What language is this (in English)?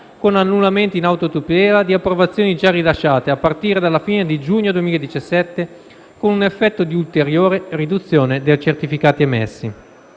Italian